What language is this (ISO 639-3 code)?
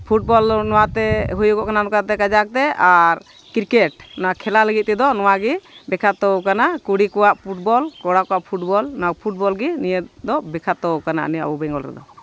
sat